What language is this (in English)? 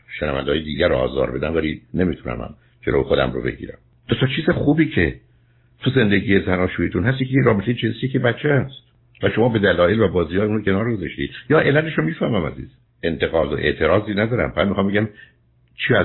Persian